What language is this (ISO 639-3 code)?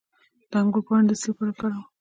pus